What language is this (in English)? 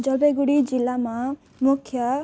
Nepali